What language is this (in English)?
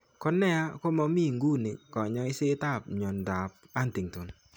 Kalenjin